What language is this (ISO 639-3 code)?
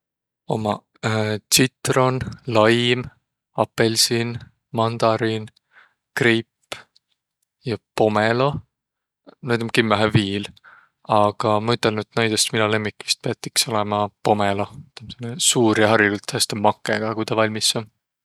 vro